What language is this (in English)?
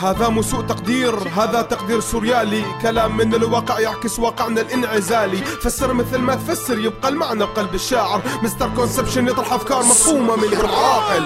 Arabic